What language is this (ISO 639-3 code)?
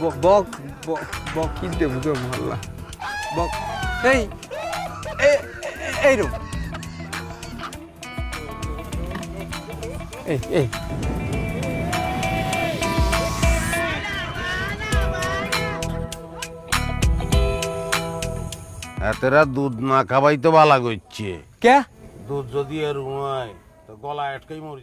ron